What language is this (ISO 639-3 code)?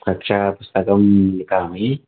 san